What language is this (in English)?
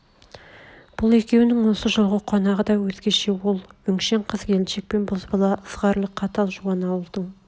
Kazakh